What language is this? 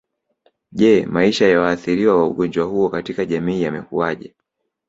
Swahili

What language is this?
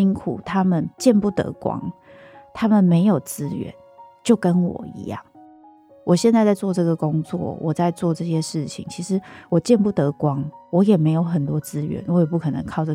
Chinese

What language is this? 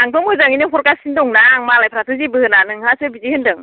Bodo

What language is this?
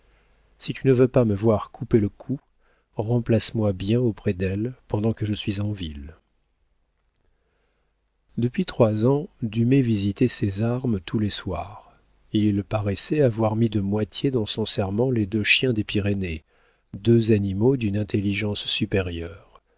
French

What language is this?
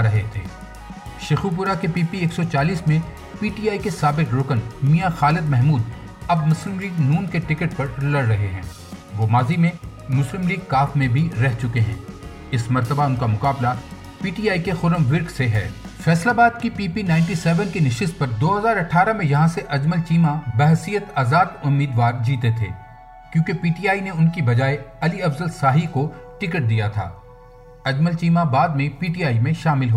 Urdu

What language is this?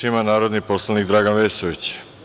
Serbian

